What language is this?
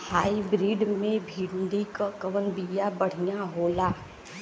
Bhojpuri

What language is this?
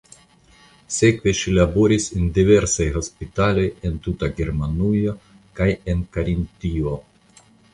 Esperanto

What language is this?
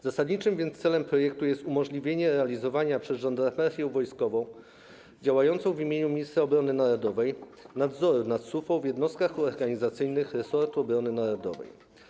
Polish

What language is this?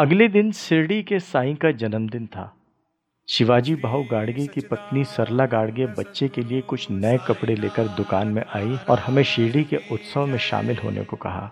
Hindi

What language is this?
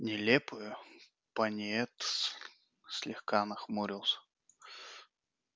Russian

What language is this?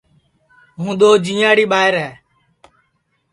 Sansi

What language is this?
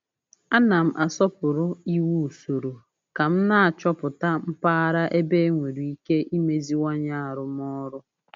Igbo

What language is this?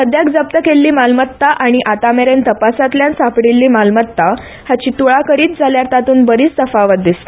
Konkani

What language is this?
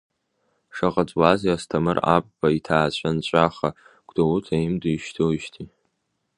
Abkhazian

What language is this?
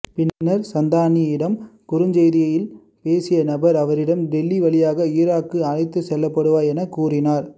Tamil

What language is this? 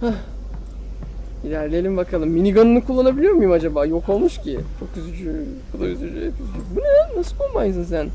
Turkish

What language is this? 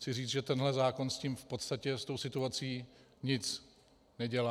Czech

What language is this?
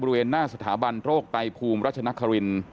Thai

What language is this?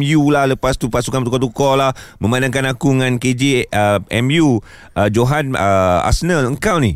Malay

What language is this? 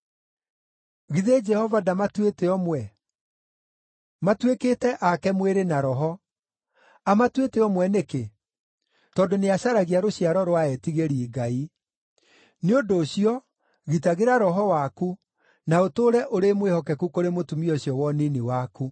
Kikuyu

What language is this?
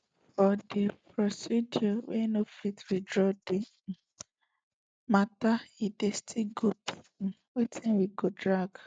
Nigerian Pidgin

